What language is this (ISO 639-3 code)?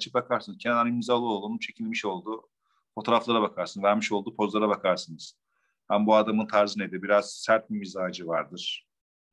tur